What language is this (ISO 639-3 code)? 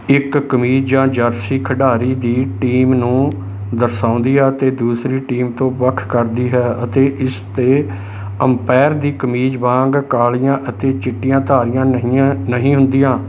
pan